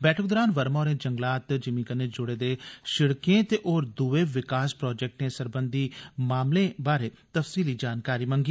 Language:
Dogri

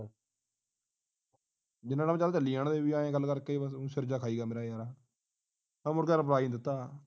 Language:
Punjabi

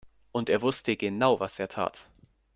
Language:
German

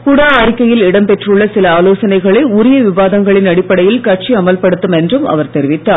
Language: Tamil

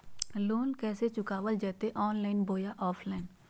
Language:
Magahi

